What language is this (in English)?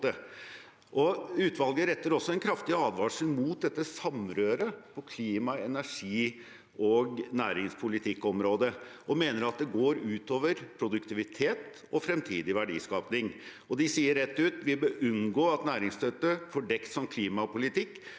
Norwegian